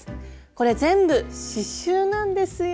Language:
Japanese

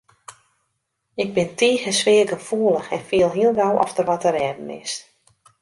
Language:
Western Frisian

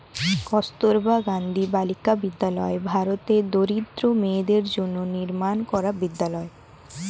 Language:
Bangla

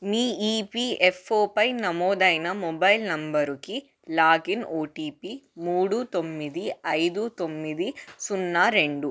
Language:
Telugu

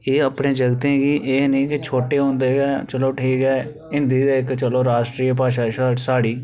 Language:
Dogri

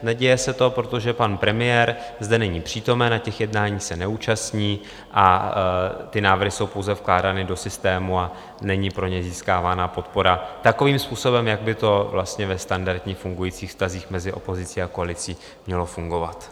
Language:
Czech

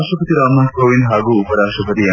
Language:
Kannada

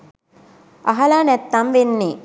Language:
Sinhala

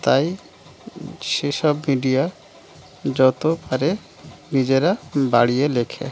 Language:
Bangla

